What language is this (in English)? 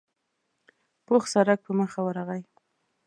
Pashto